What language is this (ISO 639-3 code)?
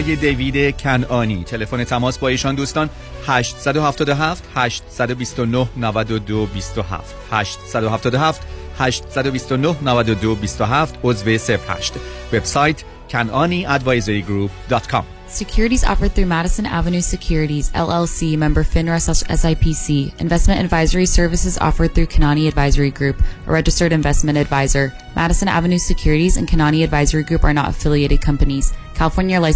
fas